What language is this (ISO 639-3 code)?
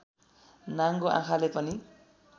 nep